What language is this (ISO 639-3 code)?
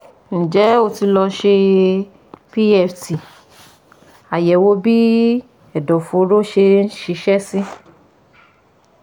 yor